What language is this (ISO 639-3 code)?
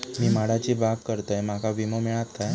mar